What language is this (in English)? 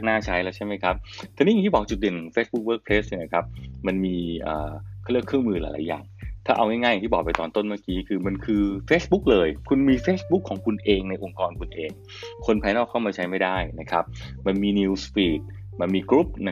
Thai